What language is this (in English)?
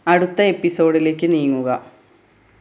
Malayalam